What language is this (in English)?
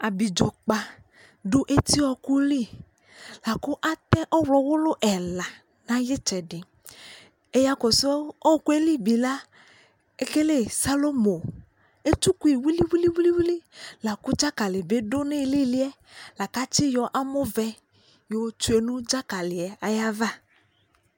Ikposo